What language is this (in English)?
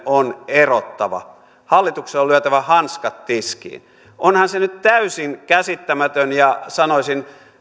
Finnish